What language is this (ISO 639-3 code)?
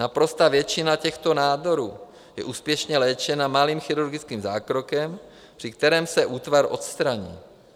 ces